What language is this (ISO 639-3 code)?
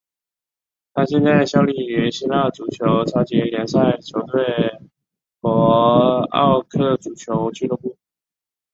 zho